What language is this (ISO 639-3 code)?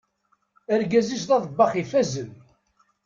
kab